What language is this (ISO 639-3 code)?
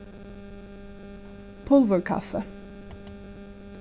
fao